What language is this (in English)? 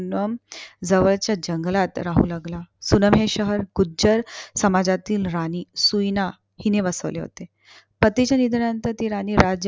Marathi